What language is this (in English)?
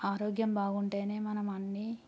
Telugu